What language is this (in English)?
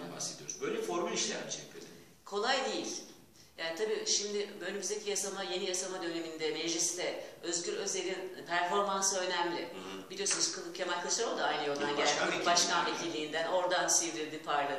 Turkish